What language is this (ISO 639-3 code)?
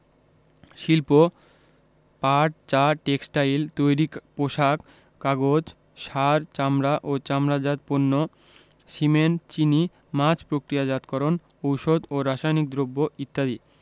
ben